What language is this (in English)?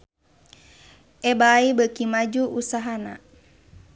Sundanese